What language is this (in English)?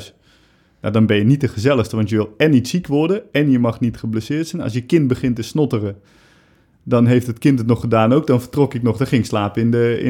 Dutch